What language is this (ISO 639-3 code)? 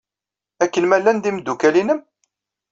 kab